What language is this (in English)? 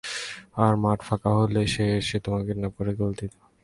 Bangla